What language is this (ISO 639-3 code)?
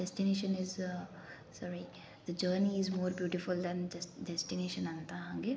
kan